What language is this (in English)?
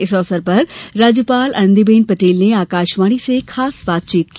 Hindi